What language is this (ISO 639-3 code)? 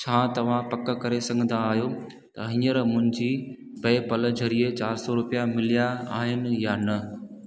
snd